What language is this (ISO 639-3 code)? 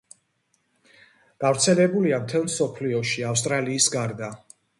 kat